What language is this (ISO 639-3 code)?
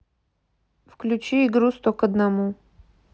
rus